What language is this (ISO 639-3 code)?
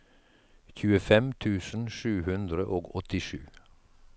nor